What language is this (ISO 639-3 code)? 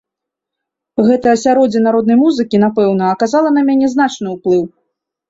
bel